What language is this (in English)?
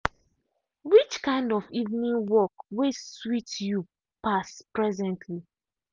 Nigerian Pidgin